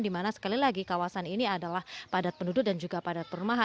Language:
Indonesian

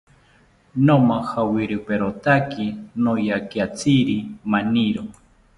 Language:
South Ucayali Ashéninka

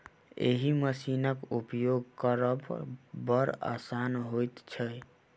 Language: Maithili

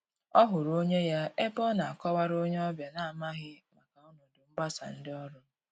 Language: Igbo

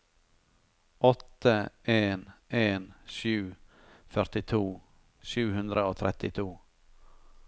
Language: Norwegian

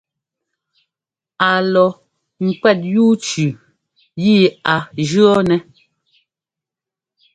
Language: Ngomba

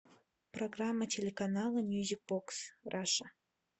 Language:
Russian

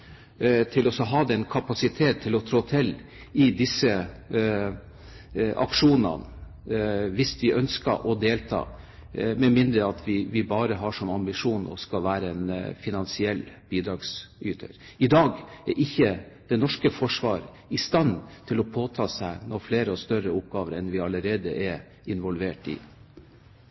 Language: Norwegian Bokmål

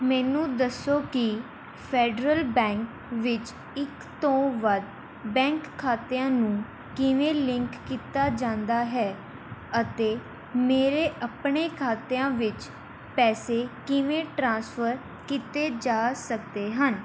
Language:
Punjabi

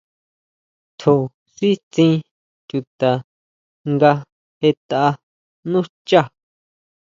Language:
Huautla Mazatec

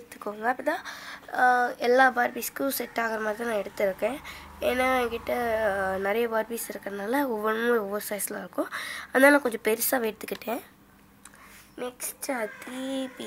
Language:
Romanian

